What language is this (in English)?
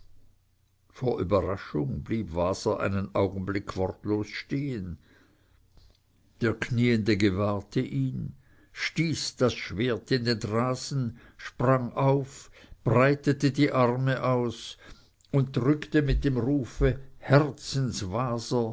German